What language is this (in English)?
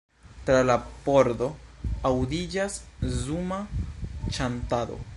Esperanto